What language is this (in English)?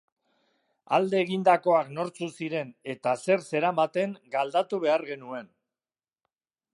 Basque